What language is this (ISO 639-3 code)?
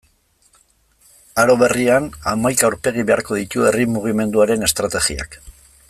eus